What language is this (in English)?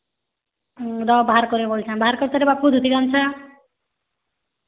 Odia